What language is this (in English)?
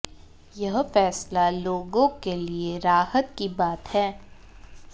Hindi